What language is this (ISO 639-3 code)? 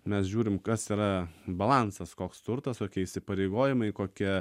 lit